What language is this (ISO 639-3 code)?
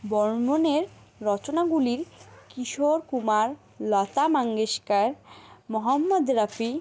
ben